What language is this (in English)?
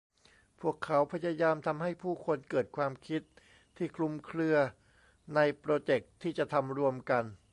Thai